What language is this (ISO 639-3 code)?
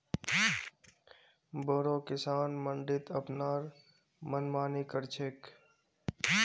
mag